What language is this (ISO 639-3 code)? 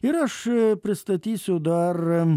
lit